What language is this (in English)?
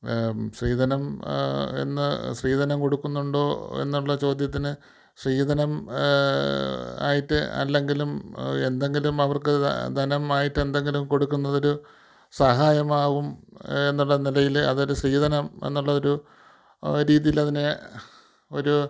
Malayalam